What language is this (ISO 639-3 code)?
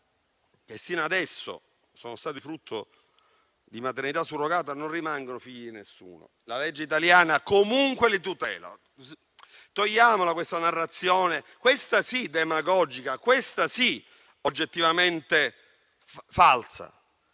ita